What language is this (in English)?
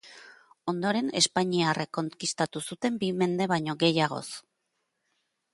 Basque